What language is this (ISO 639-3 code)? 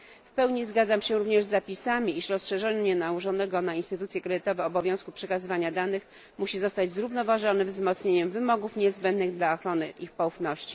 pol